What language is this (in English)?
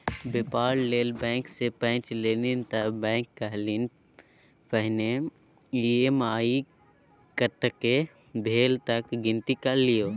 Maithili